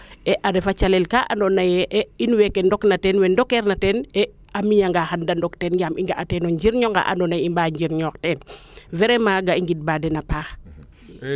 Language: Serer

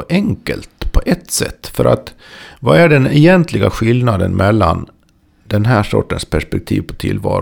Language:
Swedish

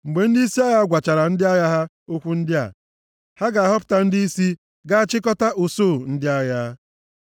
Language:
Igbo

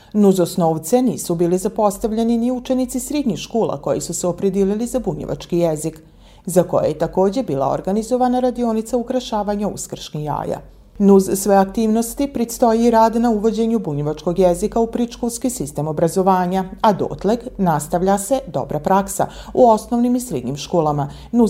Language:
Croatian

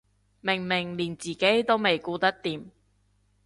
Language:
Cantonese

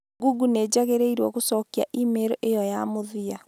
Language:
Kikuyu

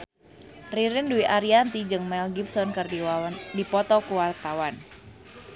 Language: Sundanese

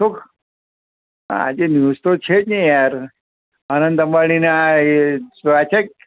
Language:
Gujarati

